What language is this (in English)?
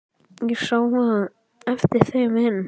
Icelandic